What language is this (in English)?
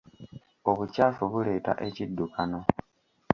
Ganda